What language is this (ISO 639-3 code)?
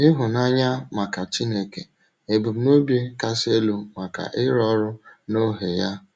ibo